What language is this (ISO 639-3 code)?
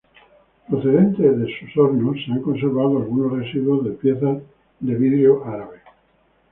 spa